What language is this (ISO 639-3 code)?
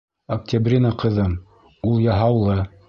bak